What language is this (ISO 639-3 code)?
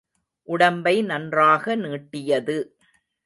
tam